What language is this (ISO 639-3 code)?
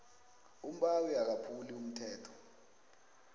nbl